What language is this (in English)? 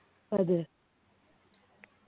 Malayalam